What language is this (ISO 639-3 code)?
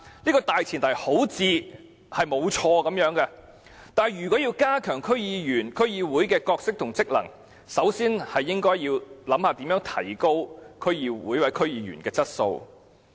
yue